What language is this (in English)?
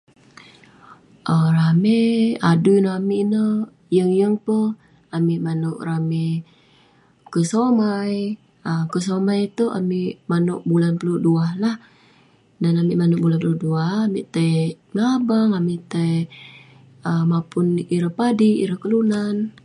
Western Penan